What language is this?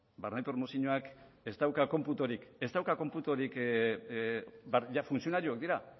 Basque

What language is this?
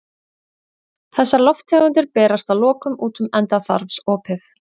Icelandic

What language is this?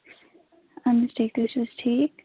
Kashmiri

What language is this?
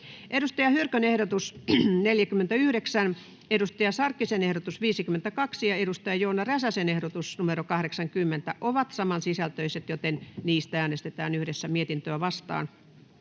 Finnish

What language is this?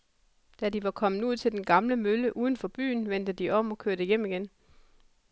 Danish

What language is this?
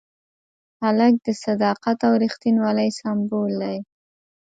Pashto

